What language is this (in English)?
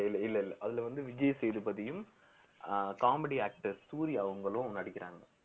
Tamil